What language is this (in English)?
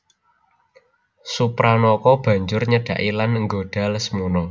Javanese